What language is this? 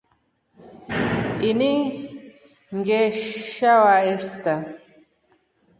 Rombo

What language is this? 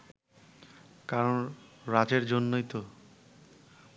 Bangla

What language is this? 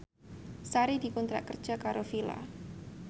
Javanese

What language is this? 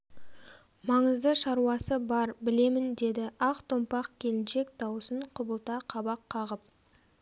Kazakh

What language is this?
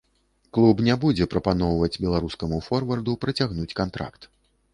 Belarusian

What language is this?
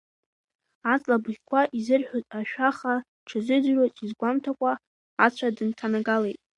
Abkhazian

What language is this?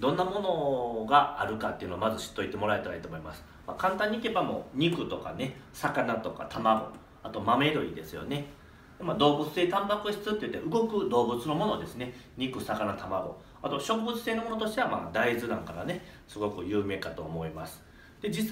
Japanese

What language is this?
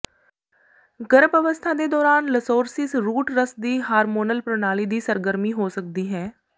Punjabi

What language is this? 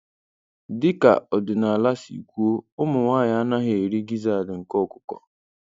Igbo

